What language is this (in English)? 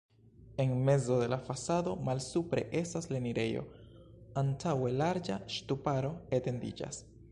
Esperanto